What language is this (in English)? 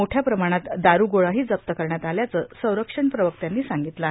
Marathi